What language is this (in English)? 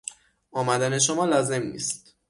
Persian